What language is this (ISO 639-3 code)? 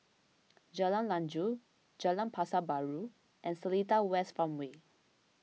eng